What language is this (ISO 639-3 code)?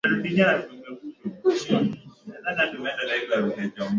swa